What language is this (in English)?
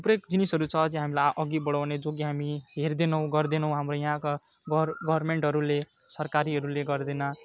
Nepali